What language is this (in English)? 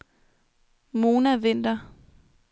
Danish